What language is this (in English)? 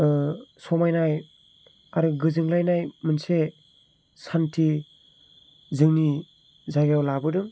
Bodo